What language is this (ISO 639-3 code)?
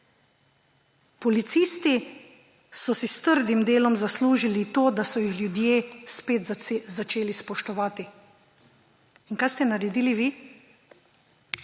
slv